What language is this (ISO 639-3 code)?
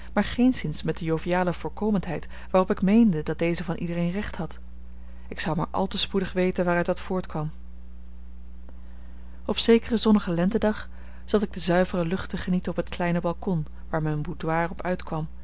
nld